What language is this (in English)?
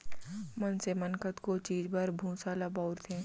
Chhattisgarhi